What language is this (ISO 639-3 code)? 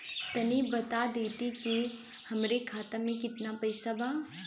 bho